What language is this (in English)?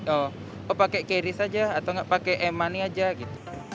Indonesian